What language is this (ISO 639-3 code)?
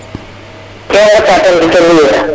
srr